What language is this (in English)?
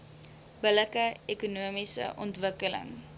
Afrikaans